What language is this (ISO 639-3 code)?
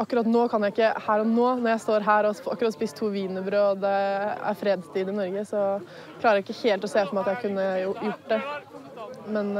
nor